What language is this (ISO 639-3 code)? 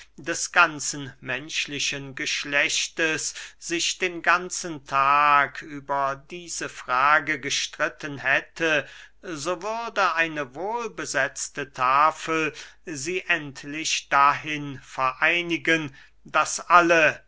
deu